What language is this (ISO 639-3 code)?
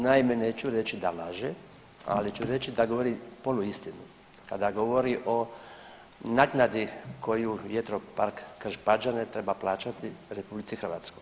hrv